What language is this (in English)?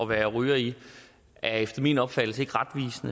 Danish